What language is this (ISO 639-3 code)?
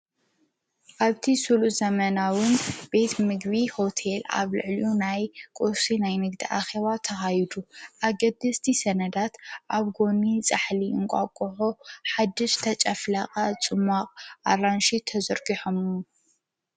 tir